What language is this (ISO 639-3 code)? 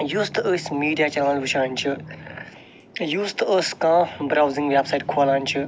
kas